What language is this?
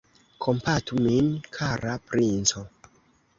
Esperanto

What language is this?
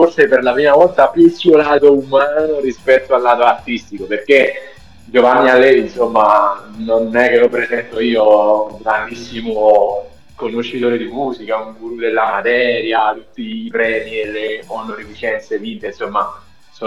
Italian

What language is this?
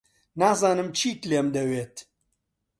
Central Kurdish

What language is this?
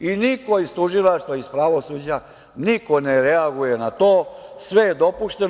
Serbian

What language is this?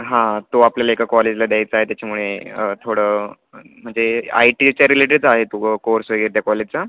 Marathi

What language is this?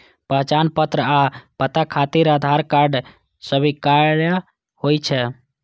Maithili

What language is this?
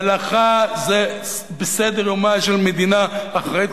Hebrew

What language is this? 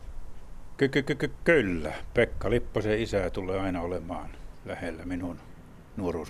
Finnish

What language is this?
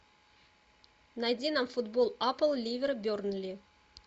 Russian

